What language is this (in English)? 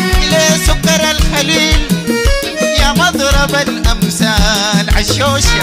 Arabic